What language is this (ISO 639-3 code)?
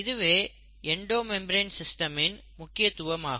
tam